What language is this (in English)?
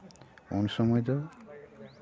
Santali